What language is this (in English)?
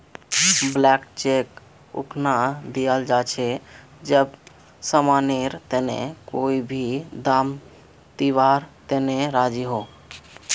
Magahi